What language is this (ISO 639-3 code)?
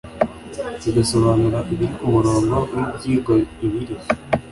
kin